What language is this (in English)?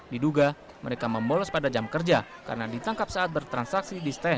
Indonesian